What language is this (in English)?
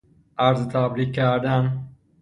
Persian